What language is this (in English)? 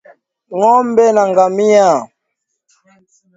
Swahili